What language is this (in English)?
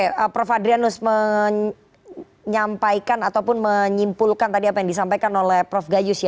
Indonesian